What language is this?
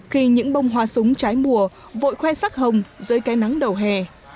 Vietnamese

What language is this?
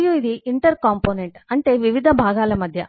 Telugu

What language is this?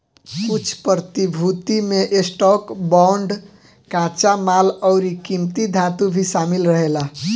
Bhojpuri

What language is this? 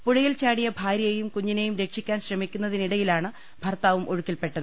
Malayalam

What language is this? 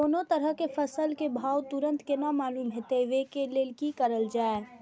Maithili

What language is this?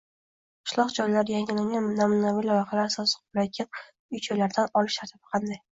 Uzbek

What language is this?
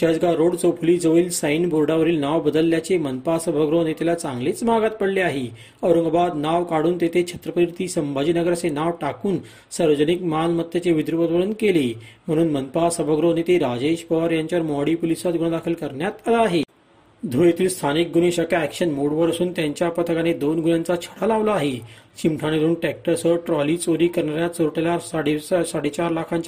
Marathi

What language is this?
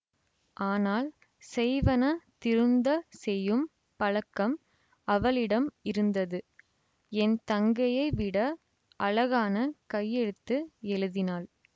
Tamil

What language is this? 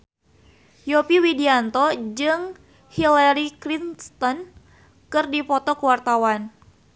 Sundanese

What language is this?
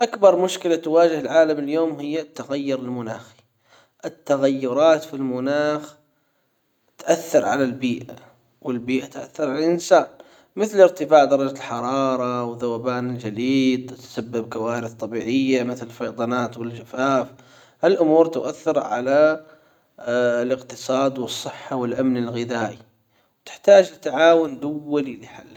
Hijazi Arabic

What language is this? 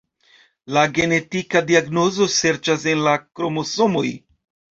Esperanto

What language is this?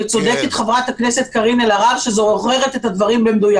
Hebrew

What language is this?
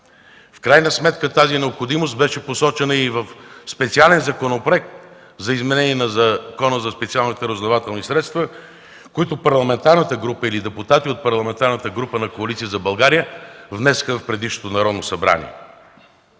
Bulgarian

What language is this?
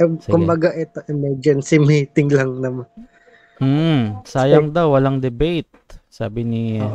Filipino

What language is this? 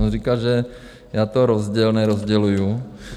Czech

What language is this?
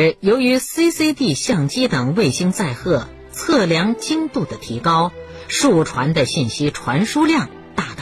Chinese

